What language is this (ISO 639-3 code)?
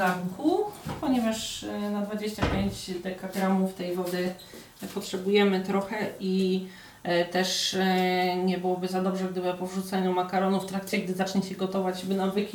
pol